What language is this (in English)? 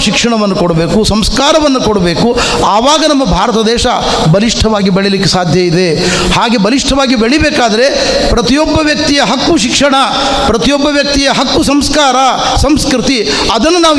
Kannada